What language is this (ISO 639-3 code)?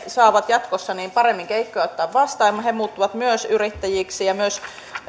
fin